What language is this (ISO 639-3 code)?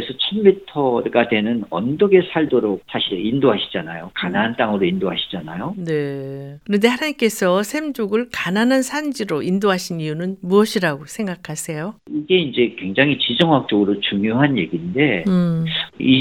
kor